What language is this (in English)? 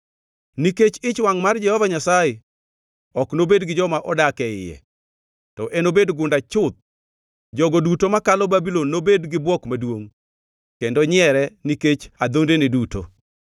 Luo (Kenya and Tanzania)